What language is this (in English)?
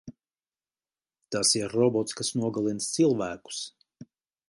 Latvian